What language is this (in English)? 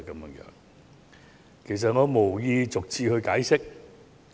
Cantonese